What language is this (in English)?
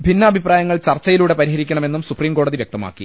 Malayalam